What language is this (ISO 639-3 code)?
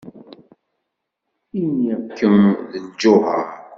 kab